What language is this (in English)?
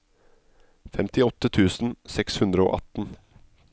Norwegian